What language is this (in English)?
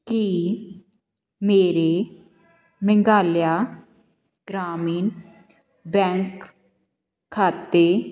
Punjabi